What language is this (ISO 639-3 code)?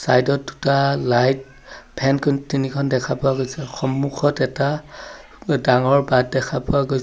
asm